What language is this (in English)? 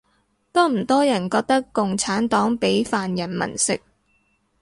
Cantonese